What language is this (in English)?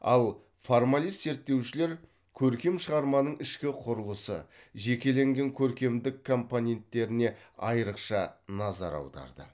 Kazakh